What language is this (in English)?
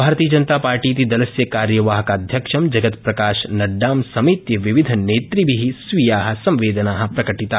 Sanskrit